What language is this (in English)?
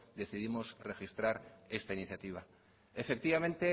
Spanish